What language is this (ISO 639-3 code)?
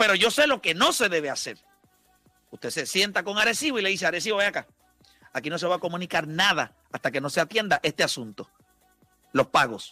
spa